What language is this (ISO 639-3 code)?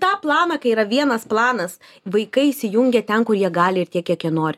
lit